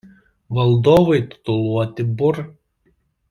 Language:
Lithuanian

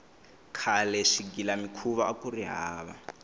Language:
Tsonga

